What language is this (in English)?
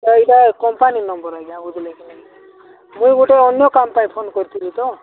Odia